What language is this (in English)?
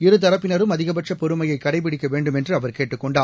Tamil